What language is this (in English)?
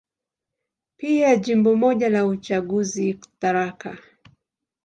Swahili